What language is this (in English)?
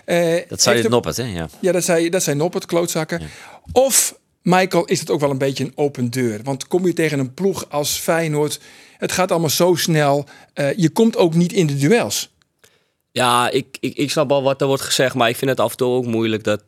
Dutch